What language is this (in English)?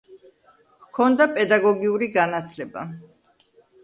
Georgian